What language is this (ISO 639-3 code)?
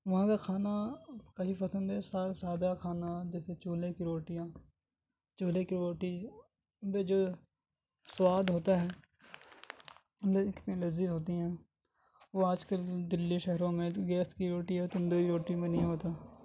urd